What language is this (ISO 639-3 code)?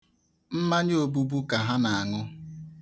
ibo